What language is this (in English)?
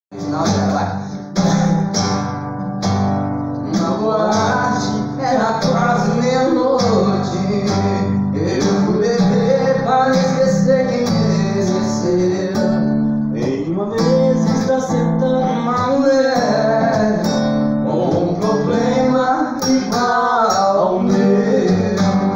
Portuguese